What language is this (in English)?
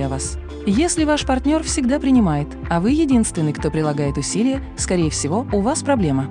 Russian